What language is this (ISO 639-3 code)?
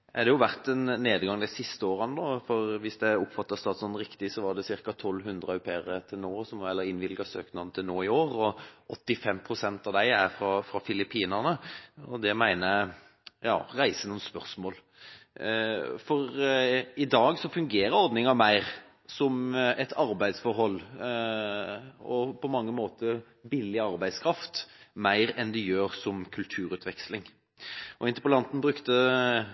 nob